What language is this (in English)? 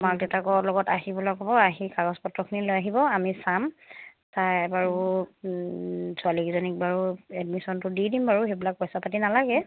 Assamese